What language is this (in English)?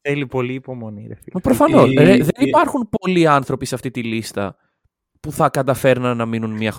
Greek